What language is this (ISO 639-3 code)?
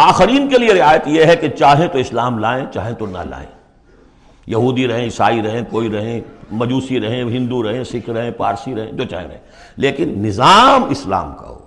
urd